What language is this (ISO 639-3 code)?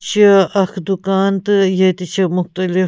kas